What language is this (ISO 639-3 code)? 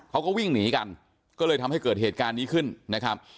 tha